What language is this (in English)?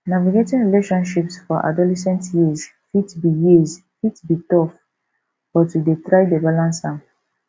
Nigerian Pidgin